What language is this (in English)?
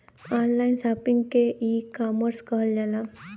Bhojpuri